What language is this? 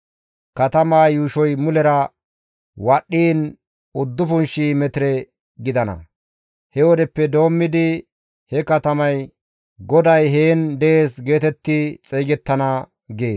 Gamo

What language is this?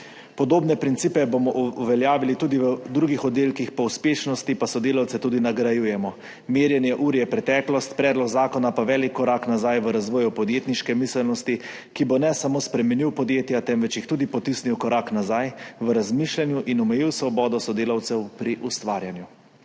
Slovenian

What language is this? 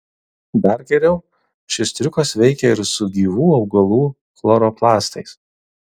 Lithuanian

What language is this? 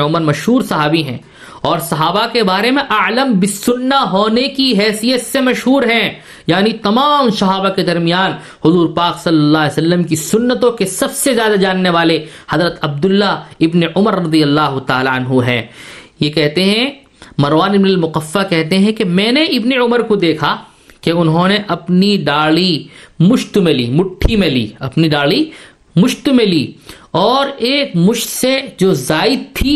Urdu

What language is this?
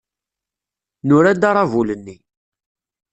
Kabyle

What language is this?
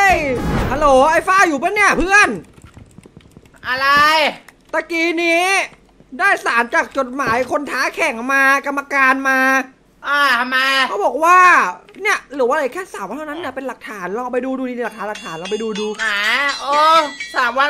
Thai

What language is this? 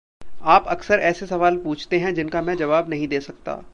Hindi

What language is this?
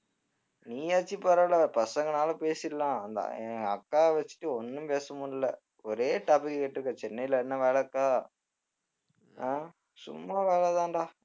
Tamil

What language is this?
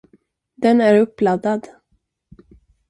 Swedish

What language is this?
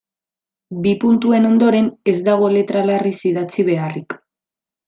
Basque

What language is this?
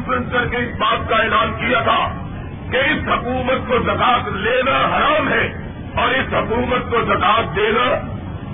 Urdu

